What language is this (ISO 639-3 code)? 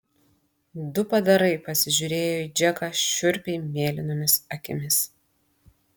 lit